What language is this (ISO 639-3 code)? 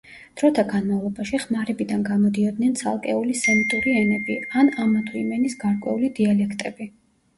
kat